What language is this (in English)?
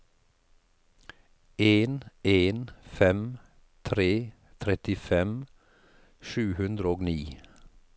Norwegian